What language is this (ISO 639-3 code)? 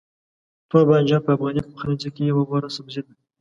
pus